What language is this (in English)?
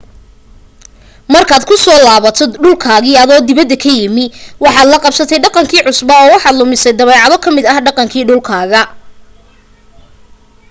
Somali